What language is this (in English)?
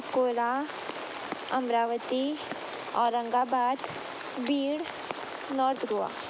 Konkani